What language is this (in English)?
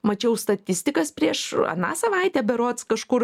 Lithuanian